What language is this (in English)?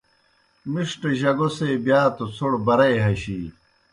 Kohistani Shina